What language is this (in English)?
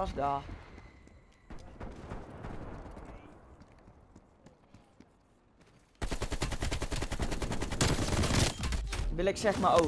Dutch